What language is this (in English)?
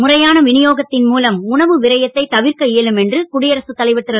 Tamil